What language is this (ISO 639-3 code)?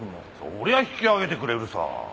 jpn